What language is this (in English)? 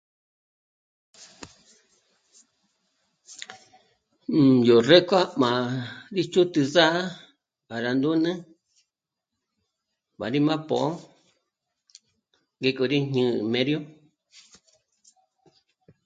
Michoacán Mazahua